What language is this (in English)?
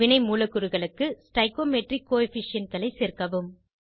Tamil